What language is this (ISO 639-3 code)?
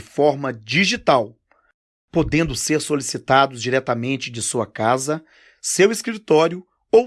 por